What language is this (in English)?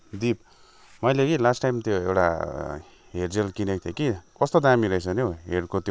Nepali